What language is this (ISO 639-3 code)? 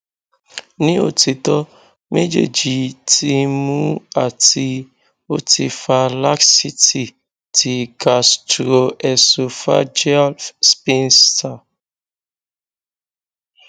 yor